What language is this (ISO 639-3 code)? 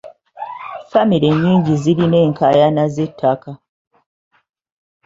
lug